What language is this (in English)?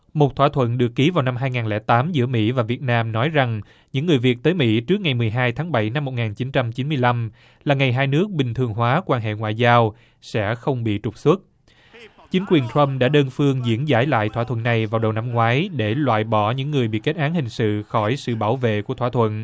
Vietnamese